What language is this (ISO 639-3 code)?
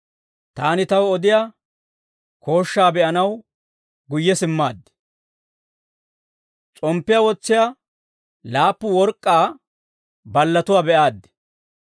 dwr